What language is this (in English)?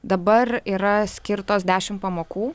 Lithuanian